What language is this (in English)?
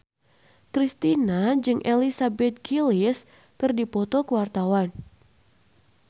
Sundanese